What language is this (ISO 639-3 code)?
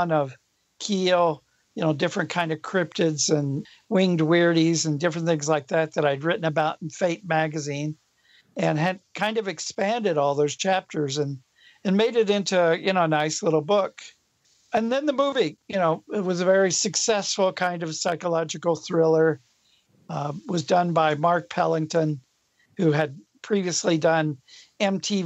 eng